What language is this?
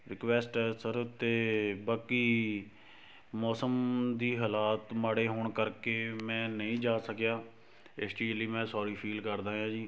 Punjabi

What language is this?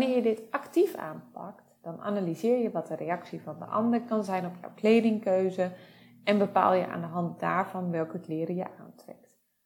Dutch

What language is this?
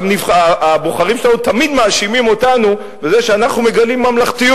Hebrew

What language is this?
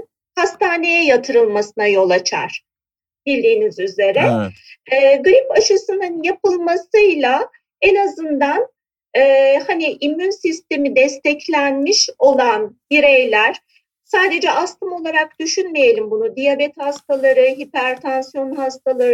Turkish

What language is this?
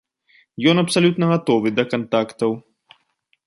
Belarusian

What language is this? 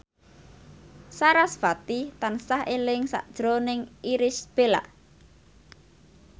Javanese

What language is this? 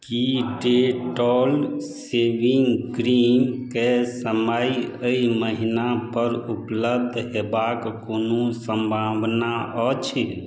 Maithili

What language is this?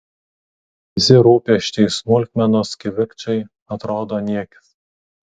Lithuanian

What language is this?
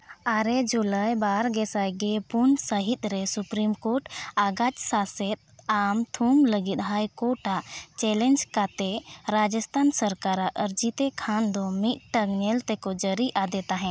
Santali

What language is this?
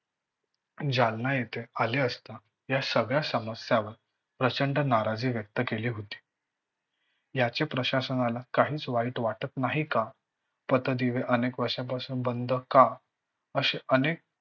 Marathi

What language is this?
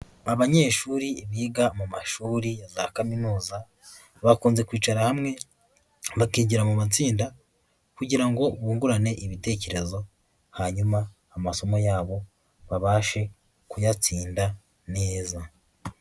Kinyarwanda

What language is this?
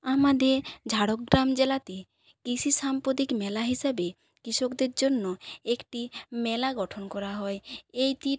Bangla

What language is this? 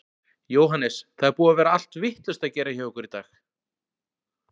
Icelandic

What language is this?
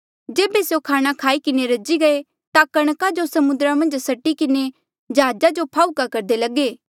Mandeali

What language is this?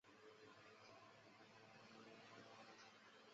Chinese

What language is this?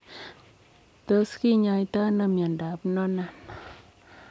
Kalenjin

